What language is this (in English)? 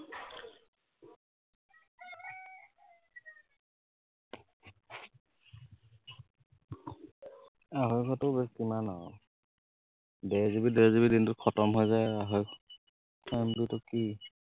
Assamese